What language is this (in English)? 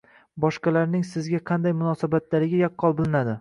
Uzbek